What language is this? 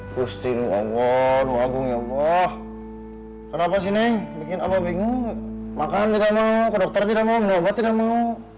Indonesian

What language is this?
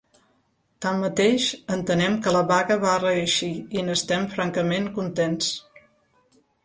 Catalan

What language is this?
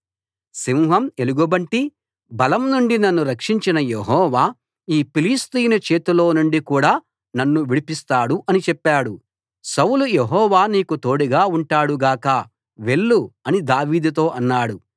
Telugu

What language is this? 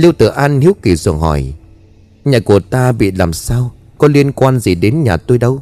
Vietnamese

